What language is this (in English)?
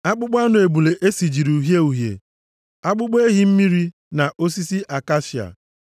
Igbo